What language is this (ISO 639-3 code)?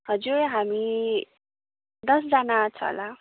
nep